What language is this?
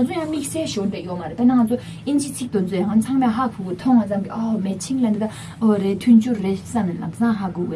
Korean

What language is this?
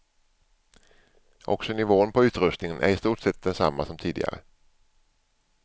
Swedish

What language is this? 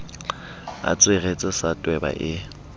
Southern Sotho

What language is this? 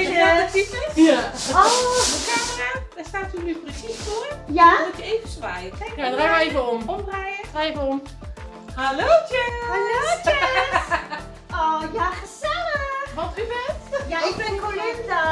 Dutch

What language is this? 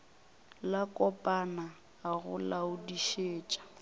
Northern Sotho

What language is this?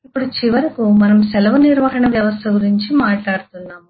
Telugu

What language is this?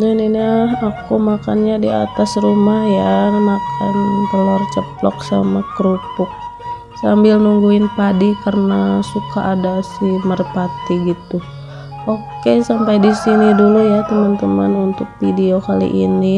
Indonesian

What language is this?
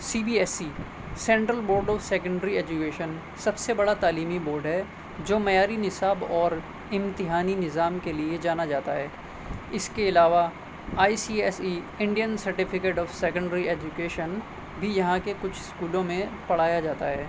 Urdu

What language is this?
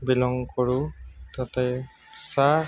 Assamese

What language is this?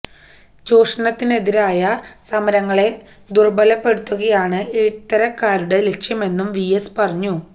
Malayalam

